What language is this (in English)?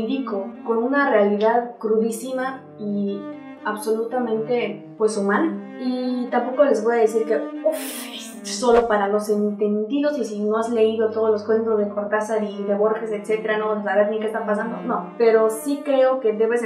Spanish